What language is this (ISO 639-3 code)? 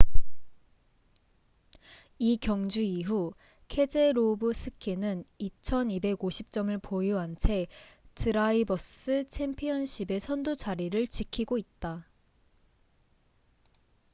kor